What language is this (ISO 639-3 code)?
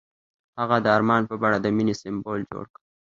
pus